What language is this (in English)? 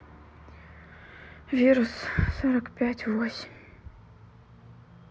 Russian